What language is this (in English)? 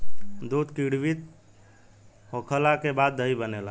Bhojpuri